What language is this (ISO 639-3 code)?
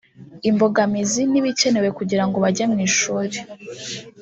kin